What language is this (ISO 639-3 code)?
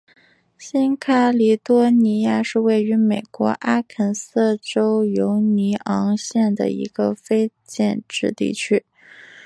zho